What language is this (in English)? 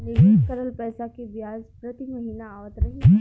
Bhojpuri